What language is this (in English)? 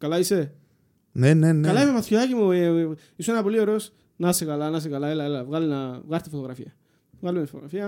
Greek